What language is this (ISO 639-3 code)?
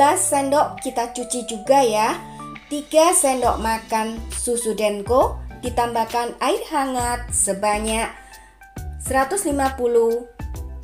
ind